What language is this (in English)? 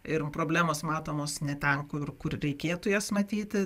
Lithuanian